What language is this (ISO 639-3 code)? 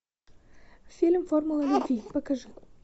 rus